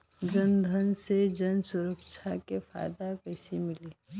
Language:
Bhojpuri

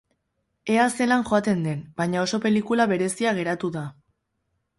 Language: Basque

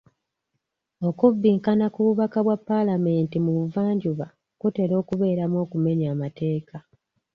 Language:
Ganda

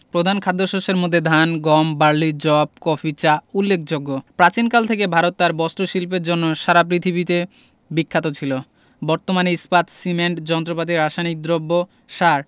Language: Bangla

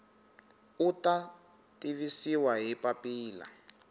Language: Tsonga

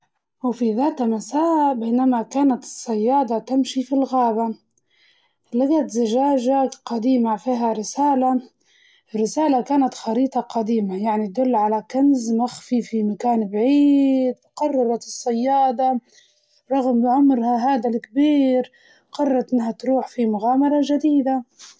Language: Libyan Arabic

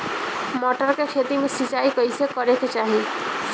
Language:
Bhojpuri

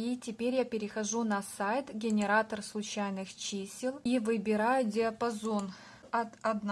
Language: Russian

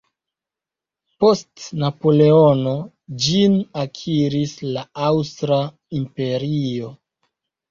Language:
Esperanto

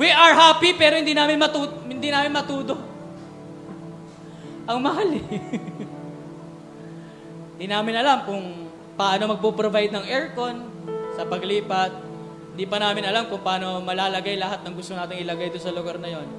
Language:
Filipino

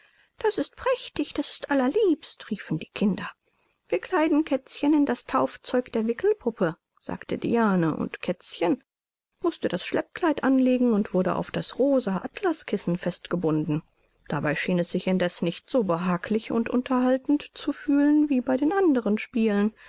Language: German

